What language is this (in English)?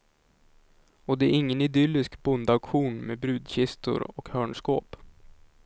Swedish